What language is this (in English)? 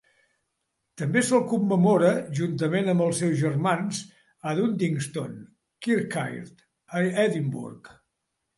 Catalan